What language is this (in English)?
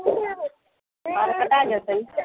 Maithili